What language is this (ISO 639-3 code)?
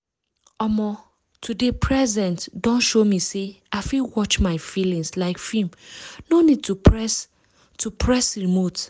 pcm